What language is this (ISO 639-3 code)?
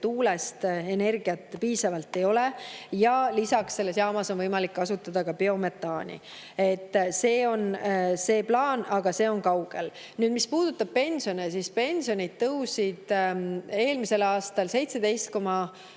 est